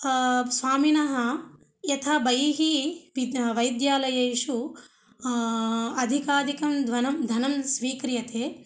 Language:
Sanskrit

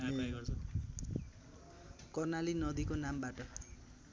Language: Nepali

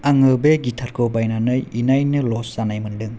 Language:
Bodo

